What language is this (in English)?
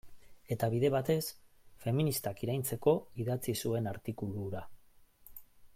Basque